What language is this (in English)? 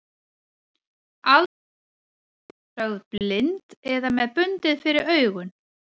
Icelandic